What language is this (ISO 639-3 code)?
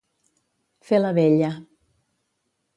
cat